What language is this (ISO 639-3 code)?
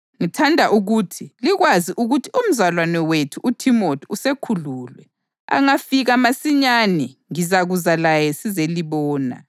nde